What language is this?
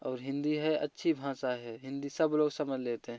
Hindi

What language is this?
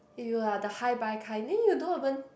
English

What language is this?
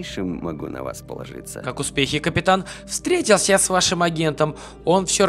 Russian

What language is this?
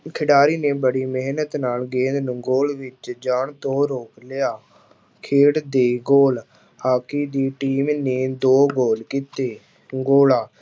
Punjabi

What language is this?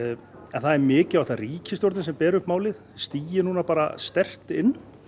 Icelandic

